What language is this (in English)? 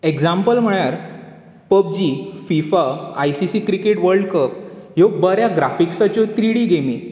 Konkani